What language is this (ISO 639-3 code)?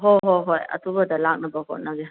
mni